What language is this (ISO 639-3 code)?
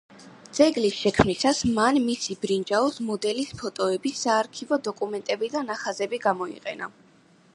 kat